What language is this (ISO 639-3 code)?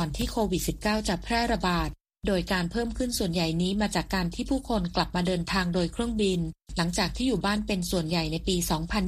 tha